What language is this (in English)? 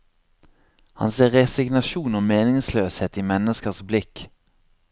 Norwegian